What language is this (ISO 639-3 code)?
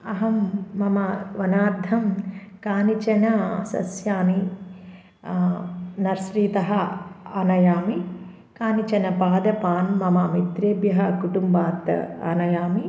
san